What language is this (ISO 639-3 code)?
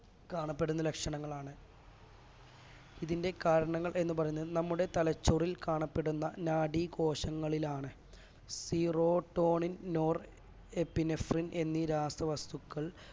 mal